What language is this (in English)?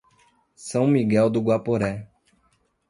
Portuguese